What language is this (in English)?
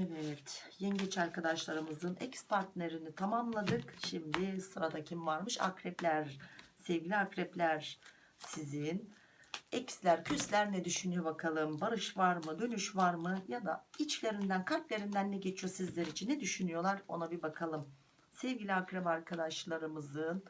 Turkish